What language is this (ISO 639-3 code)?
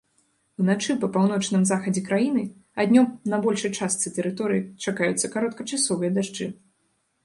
bel